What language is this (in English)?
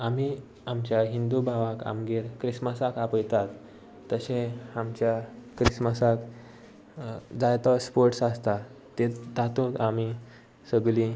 Konkani